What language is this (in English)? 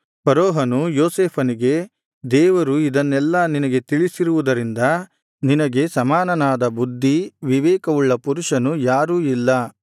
Kannada